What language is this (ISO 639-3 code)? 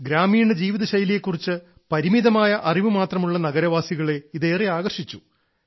mal